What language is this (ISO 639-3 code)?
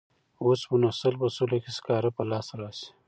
pus